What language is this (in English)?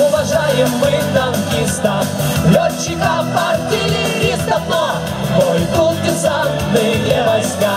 Russian